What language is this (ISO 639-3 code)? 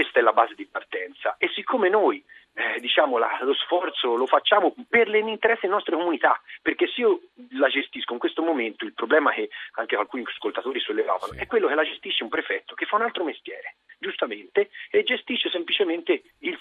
ita